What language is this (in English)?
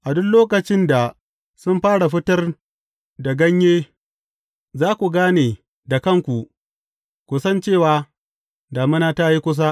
Hausa